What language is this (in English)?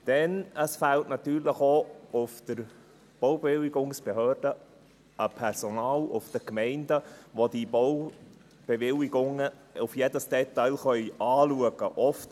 Swiss German